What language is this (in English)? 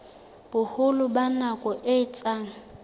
Southern Sotho